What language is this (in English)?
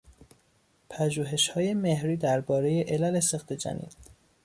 Persian